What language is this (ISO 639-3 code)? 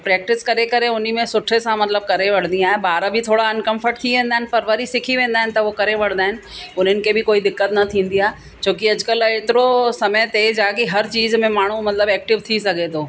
snd